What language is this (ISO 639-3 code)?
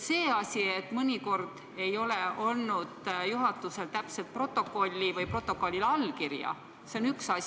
est